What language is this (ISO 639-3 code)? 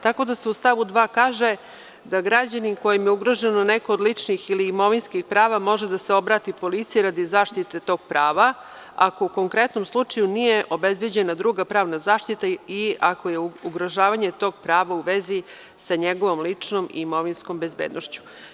srp